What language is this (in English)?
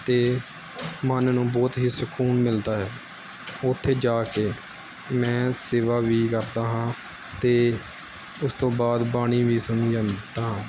Punjabi